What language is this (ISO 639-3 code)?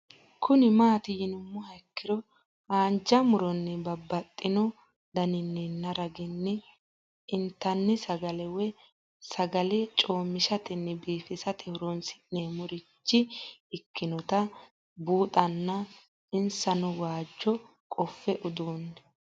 sid